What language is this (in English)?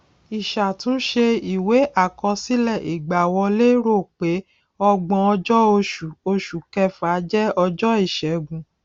Yoruba